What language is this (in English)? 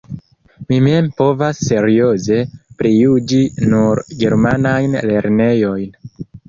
Esperanto